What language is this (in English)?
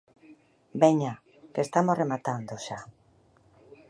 Galician